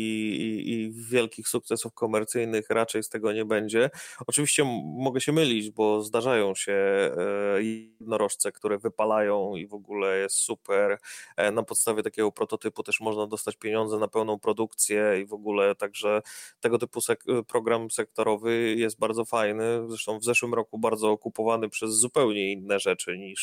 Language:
Polish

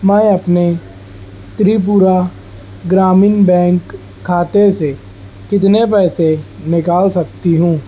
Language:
Urdu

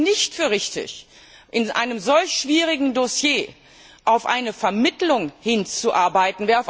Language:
German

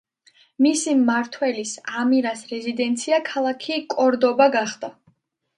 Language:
Georgian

